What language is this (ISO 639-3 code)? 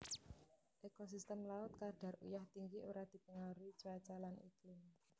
jav